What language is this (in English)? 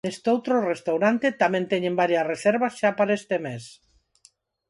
Galician